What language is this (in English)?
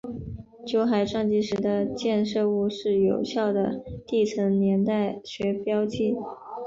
Chinese